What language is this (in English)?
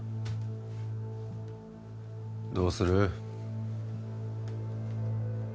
Japanese